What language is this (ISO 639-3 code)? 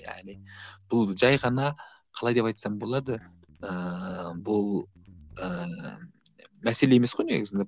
kaz